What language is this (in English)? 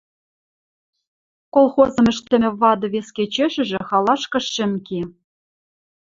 Western Mari